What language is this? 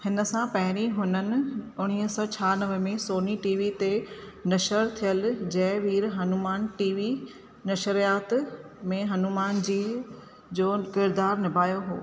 Sindhi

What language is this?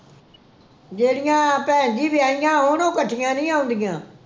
Punjabi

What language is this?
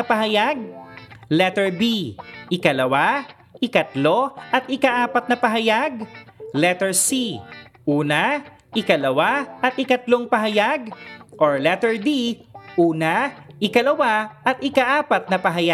Filipino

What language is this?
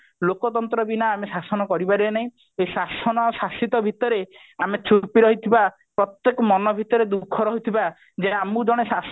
Odia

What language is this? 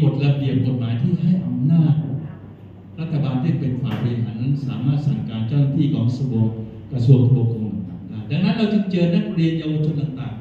Thai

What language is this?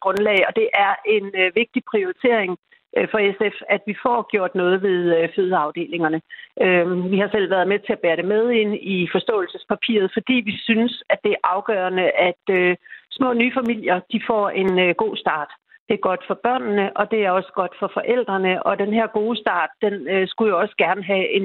Danish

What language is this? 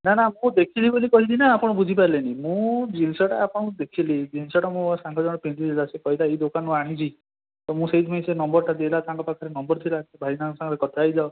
Odia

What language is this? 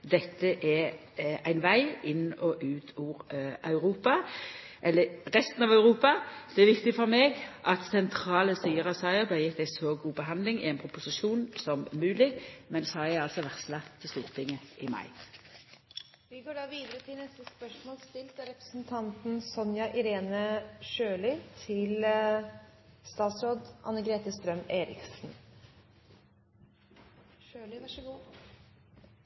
Norwegian Nynorsk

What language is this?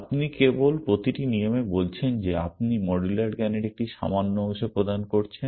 Bangla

